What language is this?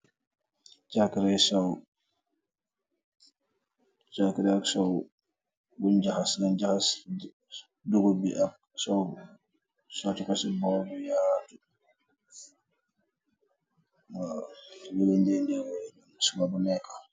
Wolof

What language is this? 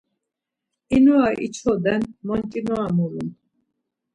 Laz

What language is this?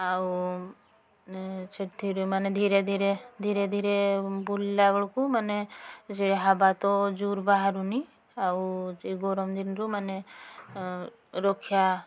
Odia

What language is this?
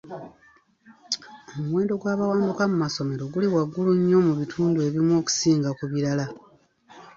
Ganda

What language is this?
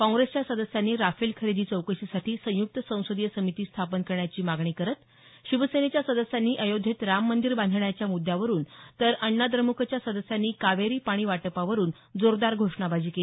Marathi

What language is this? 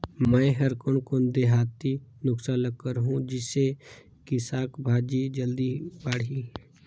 Chhattisgarhi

